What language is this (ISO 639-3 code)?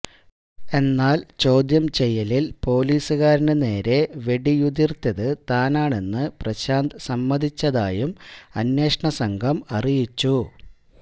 mal